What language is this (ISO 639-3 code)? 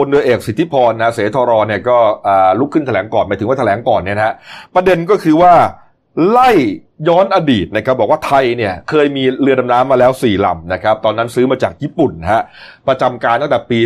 tha